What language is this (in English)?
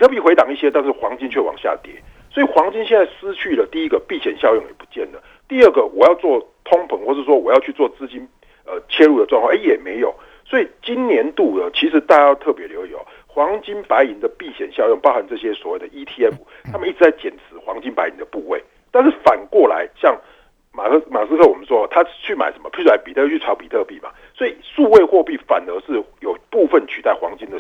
Chinese